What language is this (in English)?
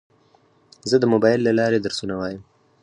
Pashto